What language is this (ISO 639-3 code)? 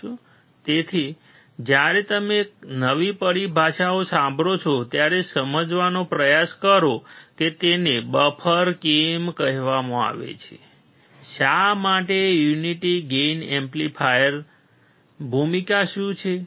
guj